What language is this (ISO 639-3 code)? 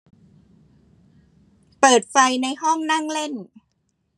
tha